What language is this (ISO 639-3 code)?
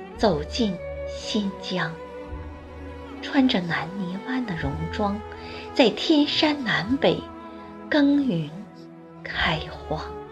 zho